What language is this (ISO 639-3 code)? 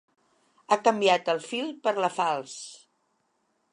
cat